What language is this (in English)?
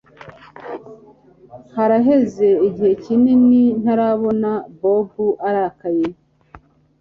Kinyarwanda